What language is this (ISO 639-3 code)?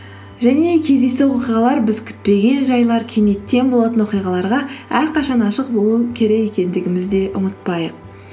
kaz